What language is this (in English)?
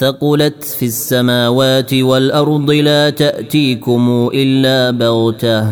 Arabic